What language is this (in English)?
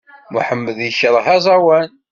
Kabyle